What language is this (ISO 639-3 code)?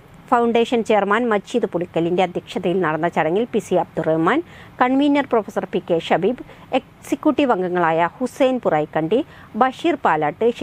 mal